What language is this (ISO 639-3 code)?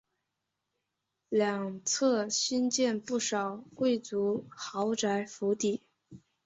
zho